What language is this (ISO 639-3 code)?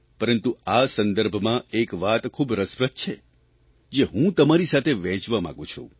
guj